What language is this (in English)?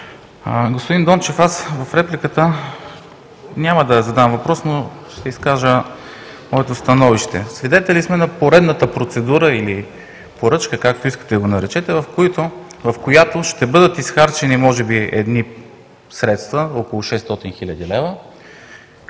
Bulgarian